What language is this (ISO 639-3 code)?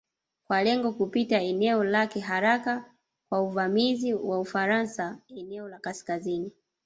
swa